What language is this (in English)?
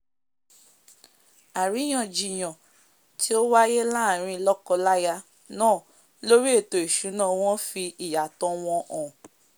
Yoruba